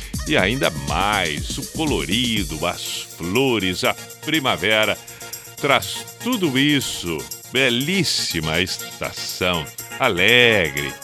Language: Portuguese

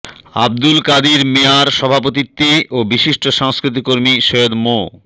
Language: Bangla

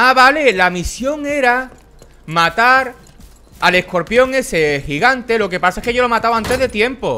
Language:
Spanish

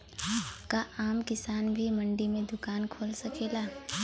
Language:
Bhojpuri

